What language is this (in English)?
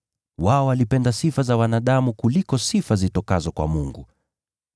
Swahili